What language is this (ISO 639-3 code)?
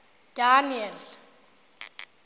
tsn